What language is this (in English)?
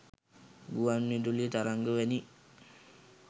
Sinhala